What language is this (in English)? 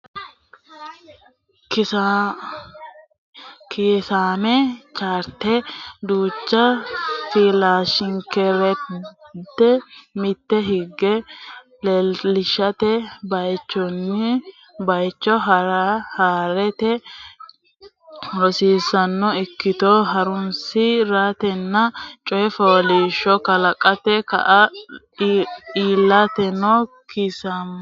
Sidamo